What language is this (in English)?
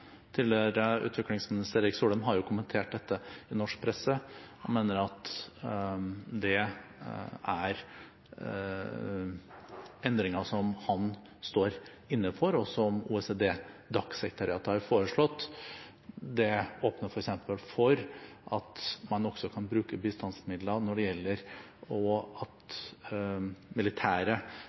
Norwegian Bokmål